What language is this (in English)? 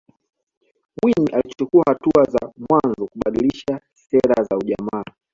Swahili